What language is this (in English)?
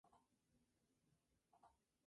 Spanish